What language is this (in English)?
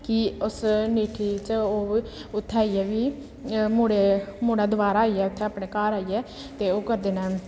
Dogri